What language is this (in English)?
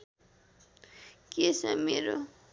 Nepali